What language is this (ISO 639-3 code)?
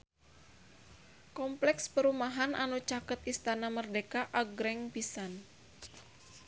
sun